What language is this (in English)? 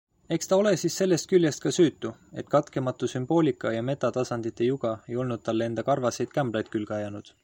Estonian